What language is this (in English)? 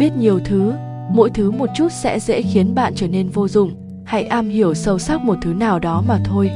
Vietnamese